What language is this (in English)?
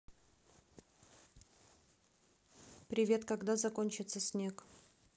Russian